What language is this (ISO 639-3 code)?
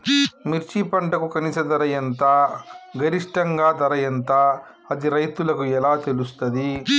tel